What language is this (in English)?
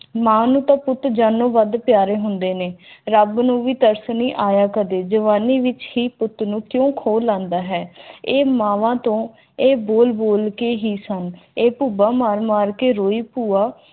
Punjabi